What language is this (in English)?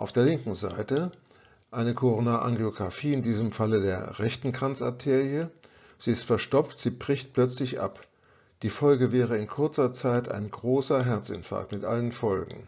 German